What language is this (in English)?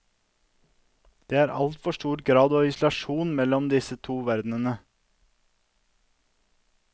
Norwegian